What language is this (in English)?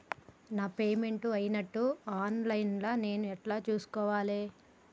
Telugu